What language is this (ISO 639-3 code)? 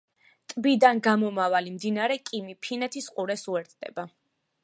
kat